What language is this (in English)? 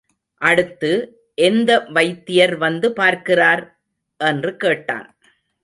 Tamil